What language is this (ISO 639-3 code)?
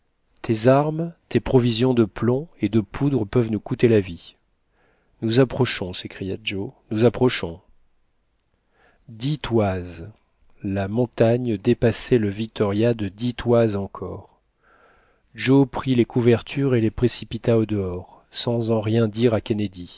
fra